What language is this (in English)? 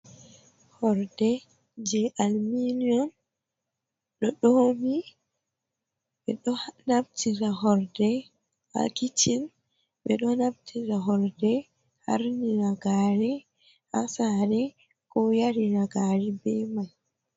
Fula